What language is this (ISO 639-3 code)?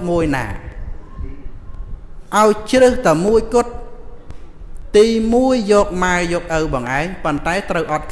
vie